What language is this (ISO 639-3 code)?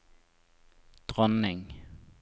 nor